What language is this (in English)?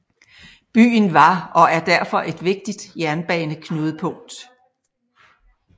Danish